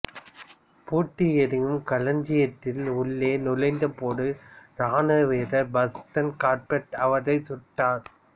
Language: Tamil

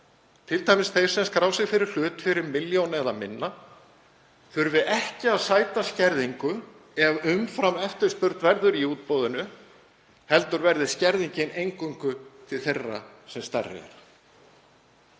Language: Icelandic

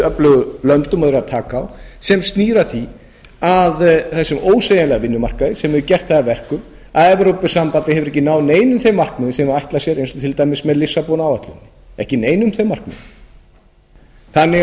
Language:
Icelandic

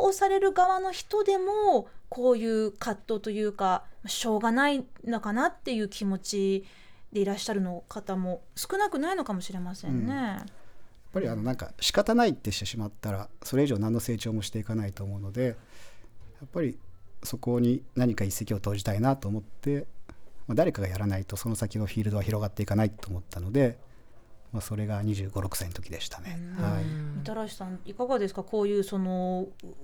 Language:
Japanese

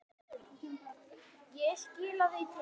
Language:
Icelandic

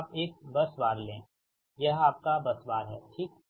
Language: Hindi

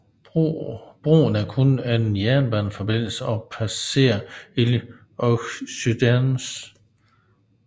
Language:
Danish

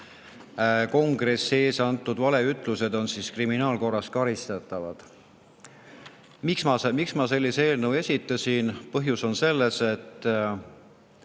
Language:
Estonian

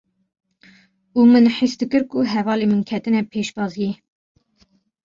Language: Kurdish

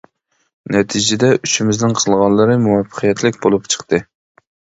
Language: Uyghur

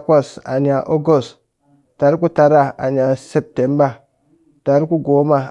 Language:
Cakfem-Mushere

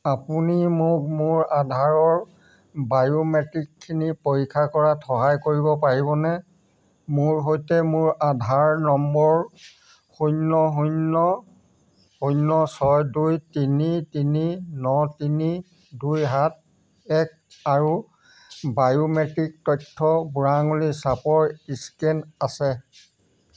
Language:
Assamese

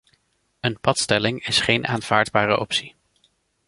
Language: Dutch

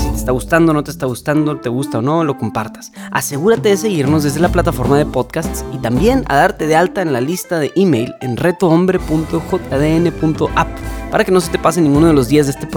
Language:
Spanish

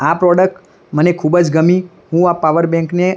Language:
Gujarati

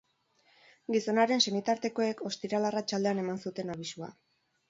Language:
Basque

